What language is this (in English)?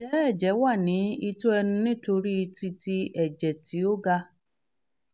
Yoruba